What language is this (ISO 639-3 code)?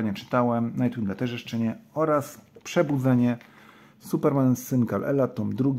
pol